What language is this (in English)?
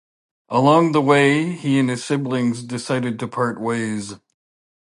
English